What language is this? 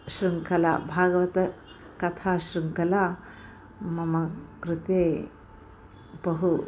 Sanskrit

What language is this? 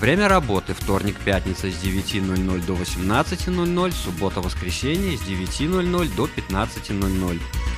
Russian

